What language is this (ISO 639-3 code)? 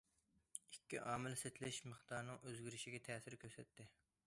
uig